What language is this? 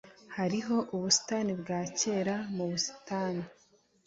Kinyarwanda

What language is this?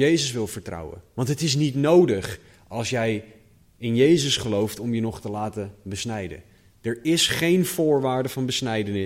Dutch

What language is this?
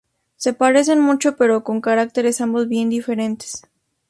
Spanish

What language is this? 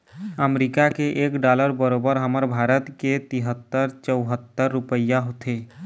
Chhattisgarhi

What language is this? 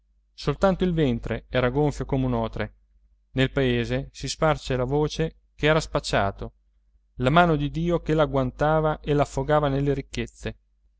Italian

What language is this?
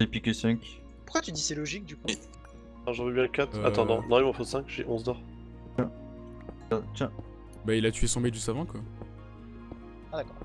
French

